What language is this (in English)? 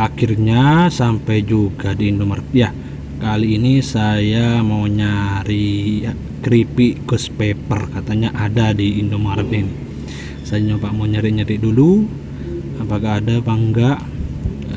Indonesian